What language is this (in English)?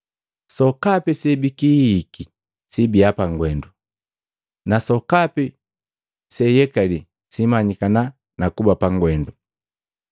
Matengo